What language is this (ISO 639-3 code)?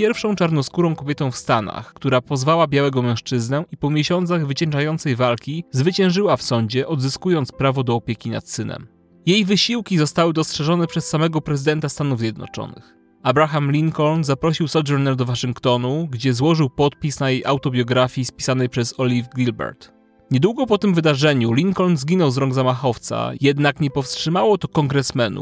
pol